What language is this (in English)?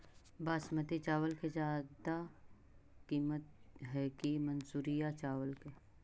Magahi